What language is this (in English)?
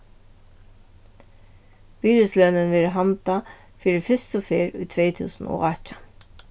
Faroese